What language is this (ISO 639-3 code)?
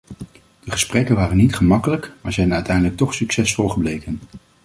nld